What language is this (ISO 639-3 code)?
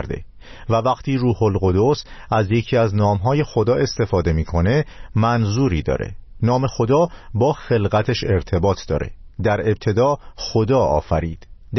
fas